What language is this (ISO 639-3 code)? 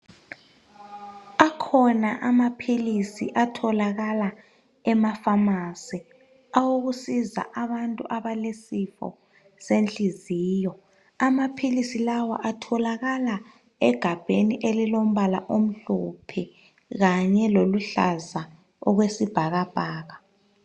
nde